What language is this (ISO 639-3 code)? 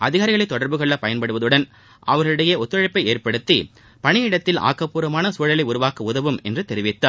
tam